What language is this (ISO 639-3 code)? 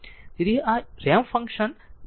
guj